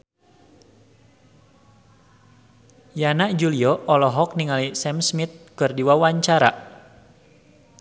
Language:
Sundanese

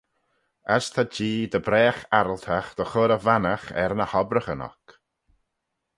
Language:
Manx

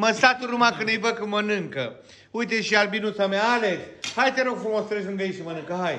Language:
Romanian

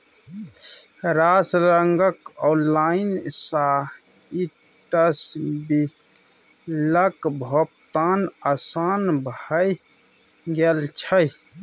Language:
Maithili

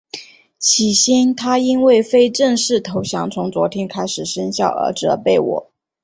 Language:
Chinese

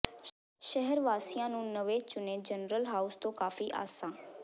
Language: Punjabi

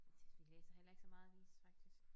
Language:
Danish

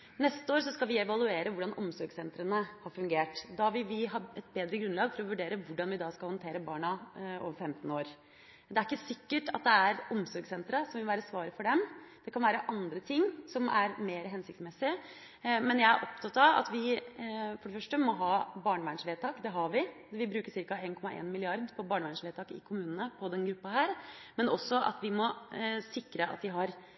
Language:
Norwegian Bokmål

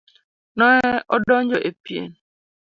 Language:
Luo (Kenya and Tanzania)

